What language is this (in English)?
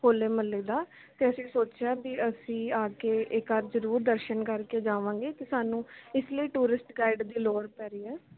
Punjabi